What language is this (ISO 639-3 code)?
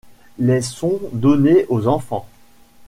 fra